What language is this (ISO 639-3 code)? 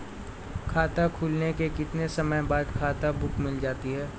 hin